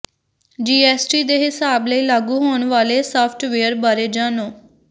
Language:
Punjabi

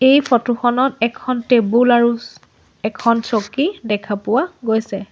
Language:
Assamese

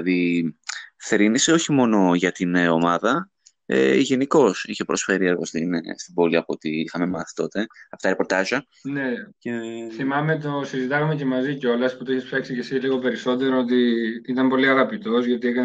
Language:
Greek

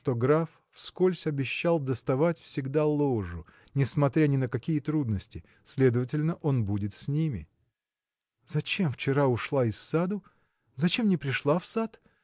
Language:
Russian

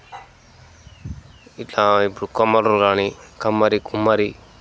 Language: Telugu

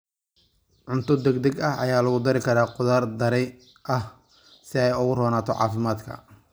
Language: Somali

